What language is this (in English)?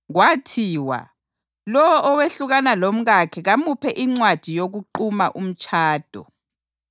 North Ndebele